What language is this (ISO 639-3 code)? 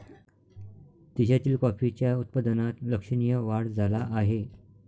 mar